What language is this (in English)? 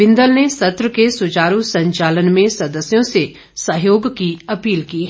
Hindi